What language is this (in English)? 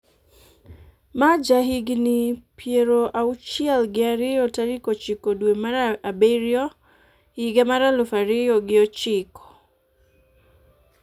Luo (Kenya and Tanzania)